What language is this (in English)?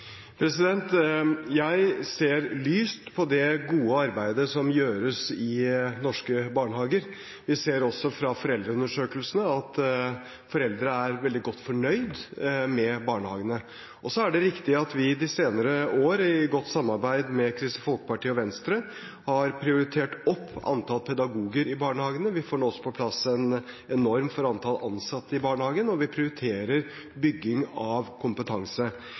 Norwegian Bokmål